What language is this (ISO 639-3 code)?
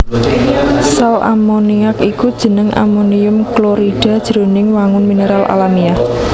jav